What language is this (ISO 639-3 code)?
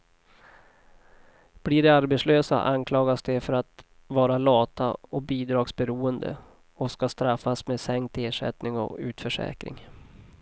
swe